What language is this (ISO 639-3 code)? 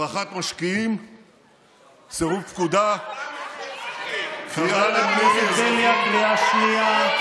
heb